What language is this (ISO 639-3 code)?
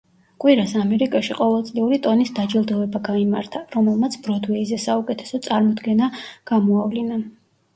kat